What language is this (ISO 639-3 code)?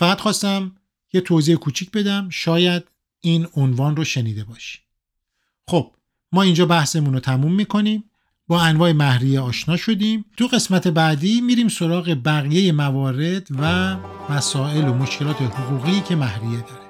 fas